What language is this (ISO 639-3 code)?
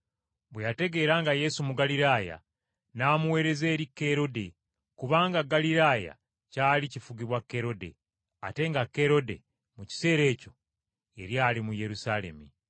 lug